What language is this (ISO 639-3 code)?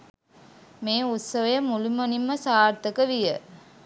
sin